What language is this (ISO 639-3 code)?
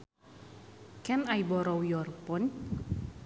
sun